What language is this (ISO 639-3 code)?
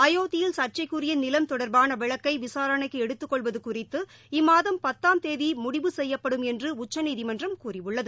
tam